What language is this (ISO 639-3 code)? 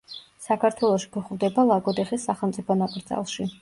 kat